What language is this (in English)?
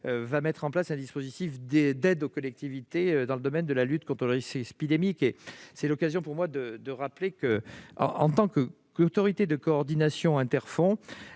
French